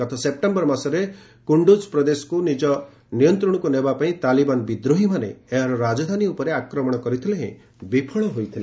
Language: Odia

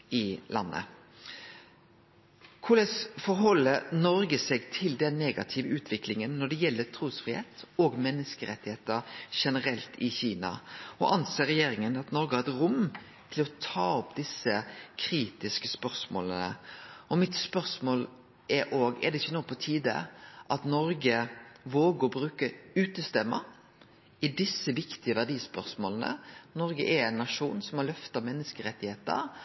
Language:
Norwegian Nynorsk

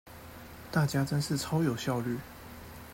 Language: Chinese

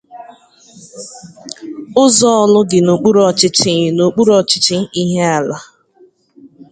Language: Igbo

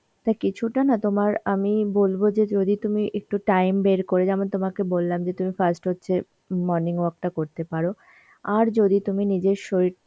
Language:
Bangla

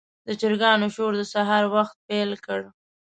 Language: Pashto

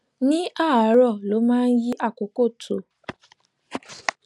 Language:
Yoruba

